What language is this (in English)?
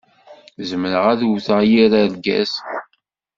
Kabyle